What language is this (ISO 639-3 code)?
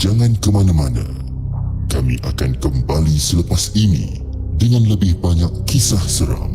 msa